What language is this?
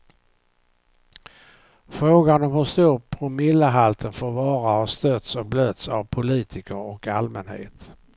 Swedish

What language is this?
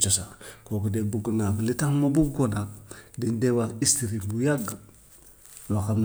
Gambian Wolof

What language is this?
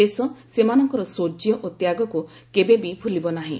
Odia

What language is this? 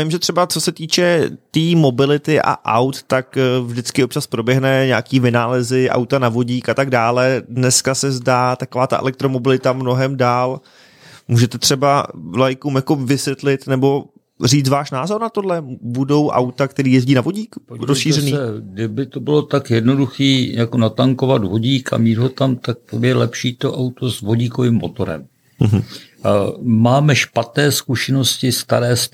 Czech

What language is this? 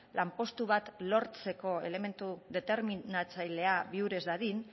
Basque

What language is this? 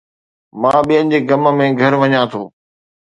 Sindhi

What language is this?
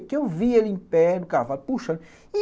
Portuguese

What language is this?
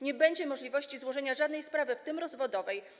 Polish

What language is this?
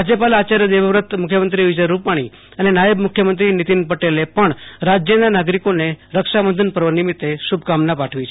Gujarati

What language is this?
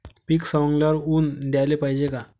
Marathi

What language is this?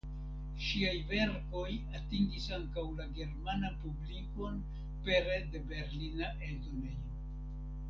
Esperanto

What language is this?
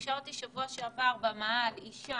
Hebrew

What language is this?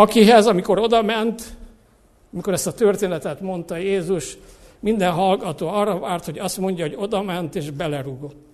Hungarian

